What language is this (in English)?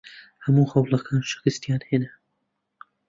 Central Kurdish